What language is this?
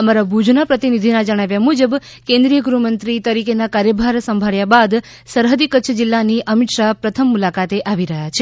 Gujarati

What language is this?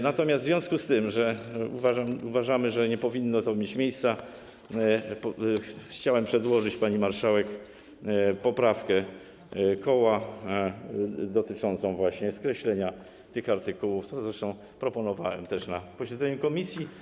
Polish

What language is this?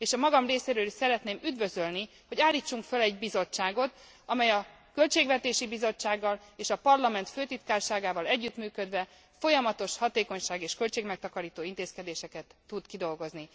Hungarian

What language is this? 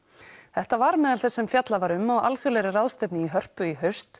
Icelandic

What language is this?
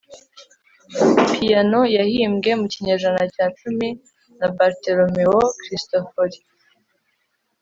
Kinyarwanda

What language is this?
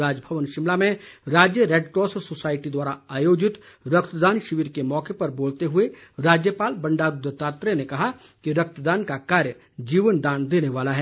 Hindi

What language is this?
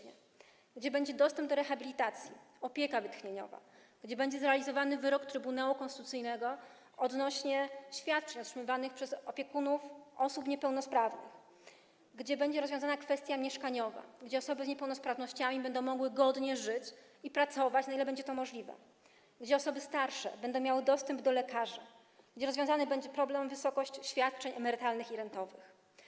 Polish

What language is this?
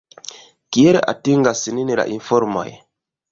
Esperanto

